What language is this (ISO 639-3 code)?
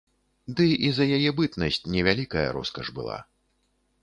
bel